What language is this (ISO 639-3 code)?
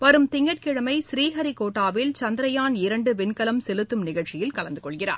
tam